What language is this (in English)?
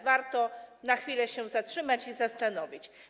Polish